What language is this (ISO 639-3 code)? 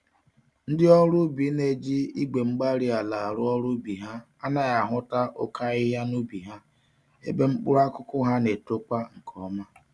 ibo